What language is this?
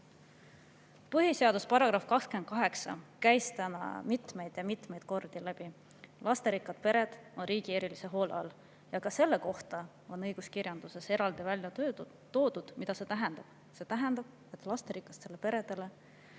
Estonian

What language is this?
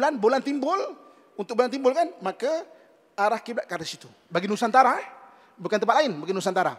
Malay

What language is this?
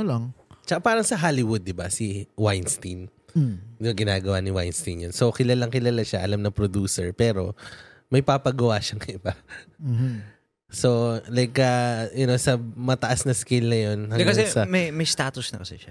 Filipino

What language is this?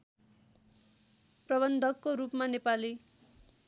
Nepali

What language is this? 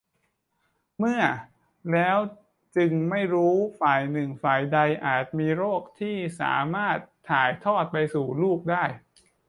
Thai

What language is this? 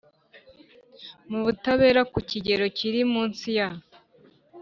Kinyarwanda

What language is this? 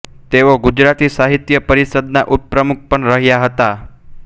Gujarati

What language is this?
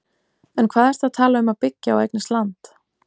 Icelandic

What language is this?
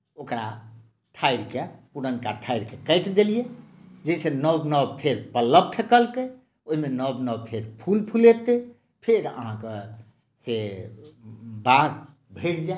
Maithili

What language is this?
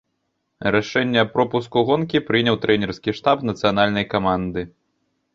Belarusian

